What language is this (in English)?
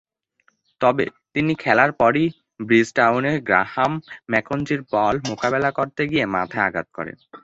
Bangla